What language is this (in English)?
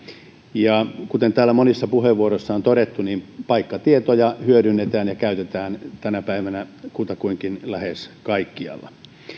Finnish